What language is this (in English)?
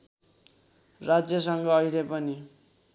Nepali